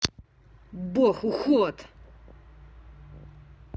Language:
Russian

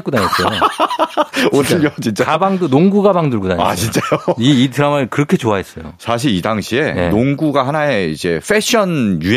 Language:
Korean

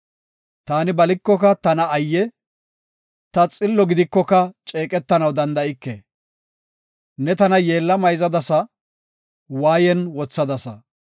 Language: Gofa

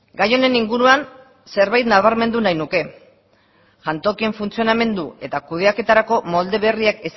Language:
Basque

